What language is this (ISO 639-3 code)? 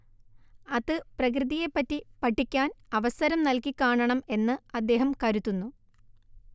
mal